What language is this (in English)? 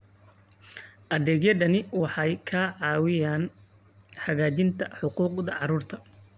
Somali